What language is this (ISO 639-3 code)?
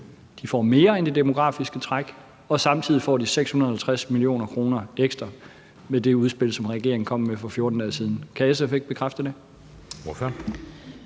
dan